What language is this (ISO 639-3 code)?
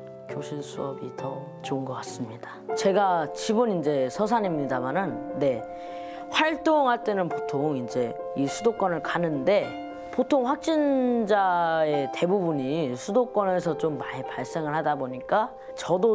kor